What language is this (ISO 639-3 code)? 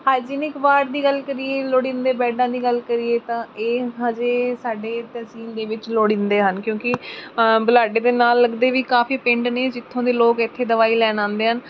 pan